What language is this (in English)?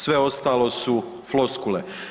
Croatian